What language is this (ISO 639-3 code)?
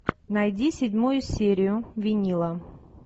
rus